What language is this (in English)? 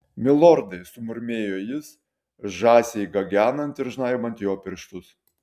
Lithuanian